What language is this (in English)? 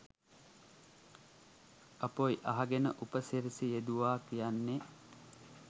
Sinhala